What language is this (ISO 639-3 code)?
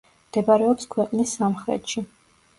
kat